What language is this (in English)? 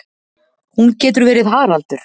Icelandic